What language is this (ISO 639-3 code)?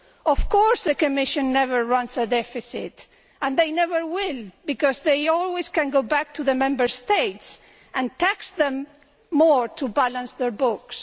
eng